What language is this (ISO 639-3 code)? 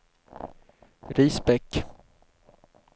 swe